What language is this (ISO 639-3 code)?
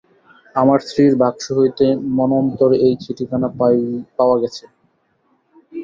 ben